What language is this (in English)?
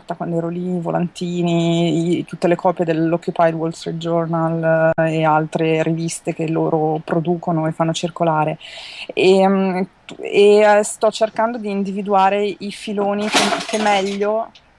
Italian